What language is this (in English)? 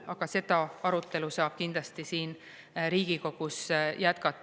Estonian